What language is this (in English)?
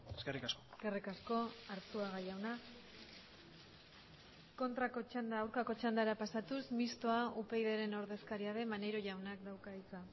Basque